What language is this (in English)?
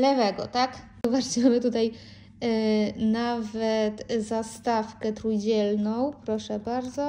Polish